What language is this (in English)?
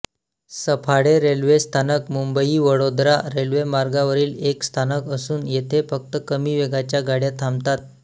Marathi